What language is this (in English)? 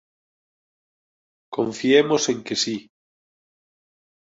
Galician